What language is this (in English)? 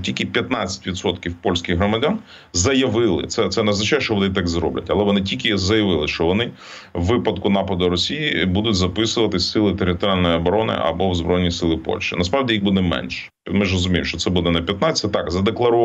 Ukrainian